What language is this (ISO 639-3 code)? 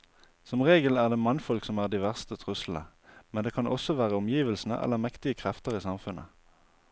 nor